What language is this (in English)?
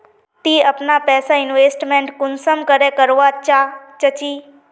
Magahi